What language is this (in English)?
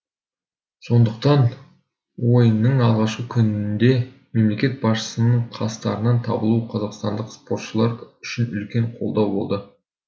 Kazakh